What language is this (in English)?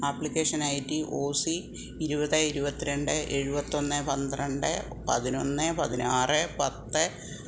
Malayalam